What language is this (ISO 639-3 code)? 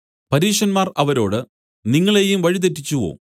mal